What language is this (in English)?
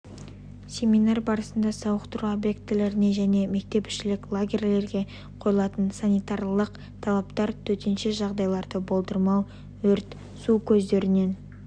Kazakh